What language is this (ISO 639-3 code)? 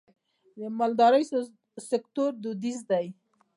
pus